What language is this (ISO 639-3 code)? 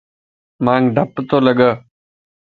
lss